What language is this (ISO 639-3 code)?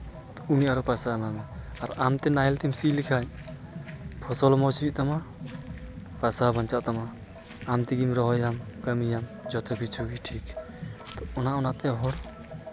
sat